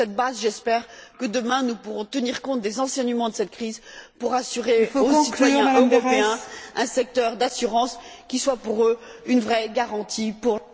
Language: French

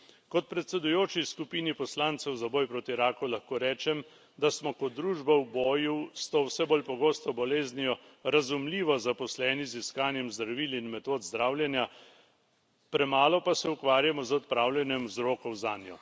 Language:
Slovenian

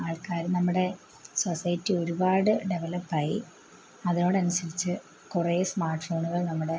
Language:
Malayalam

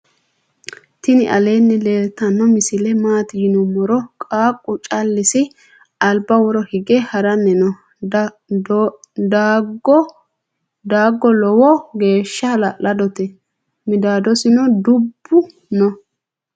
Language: Sidamo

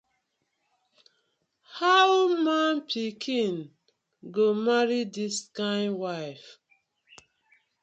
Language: Nigerian Pidgin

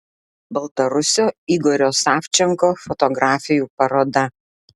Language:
Lithuanian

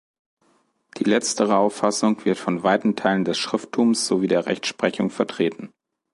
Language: German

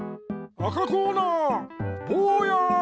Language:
Japanese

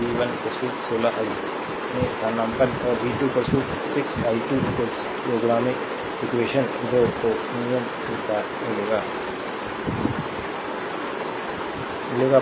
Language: Hindi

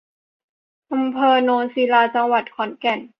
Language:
Thai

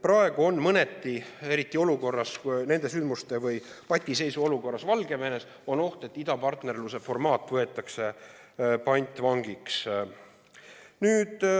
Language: Estonian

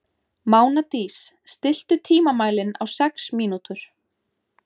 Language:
Icelandic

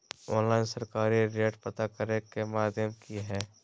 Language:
Magahi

